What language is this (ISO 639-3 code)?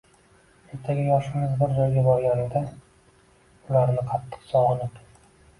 uzb